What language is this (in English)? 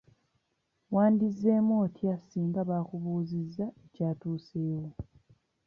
Ganda